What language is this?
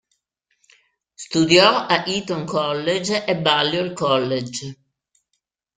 Italian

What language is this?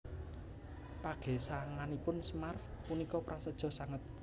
Javanese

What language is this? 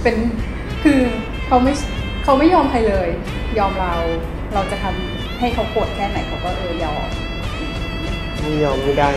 Thai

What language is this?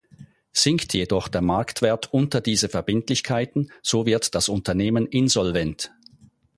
German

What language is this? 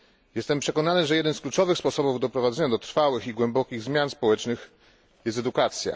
Polish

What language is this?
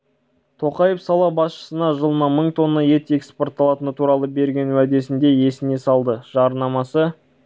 Kazakh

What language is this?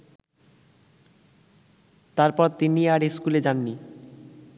Bangla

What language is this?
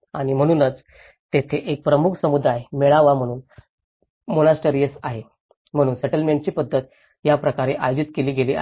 Marathi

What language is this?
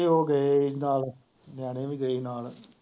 Punjabi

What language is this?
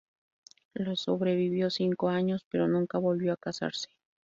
Spanish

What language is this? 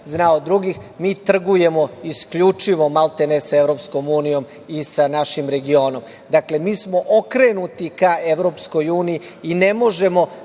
Serbian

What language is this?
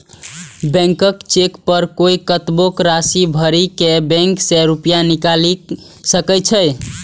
Maithili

